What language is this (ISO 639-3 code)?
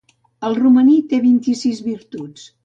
cat